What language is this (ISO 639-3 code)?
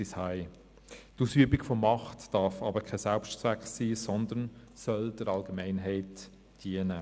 gsw